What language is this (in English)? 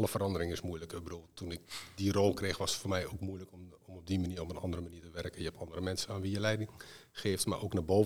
Dutch